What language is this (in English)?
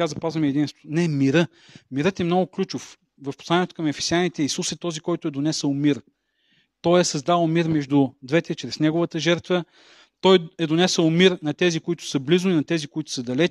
Bulgarian